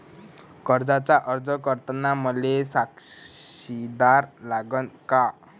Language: Marathi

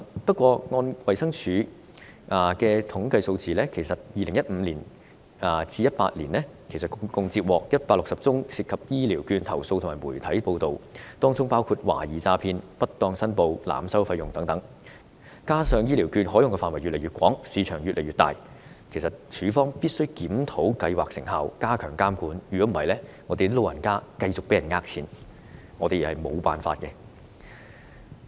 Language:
Cantonese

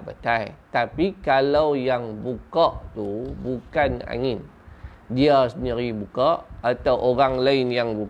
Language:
Malay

